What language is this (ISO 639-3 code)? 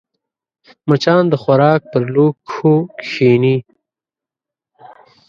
pus